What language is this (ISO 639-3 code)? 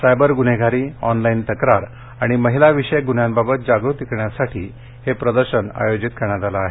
mar